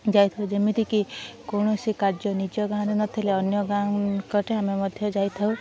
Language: Odia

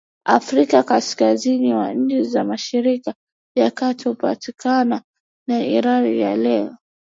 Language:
Swahili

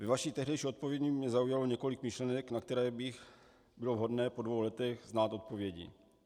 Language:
Czech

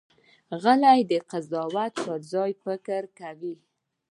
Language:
Pashto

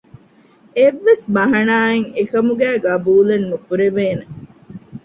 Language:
Divehi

